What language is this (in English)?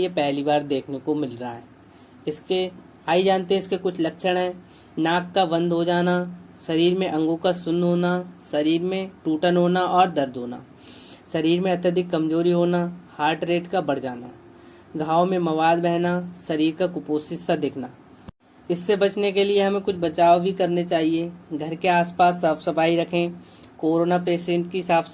Hindi